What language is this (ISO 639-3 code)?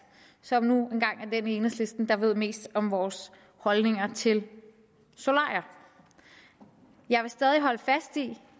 dan